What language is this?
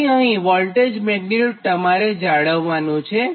Gujarati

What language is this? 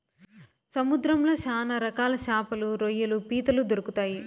Telugu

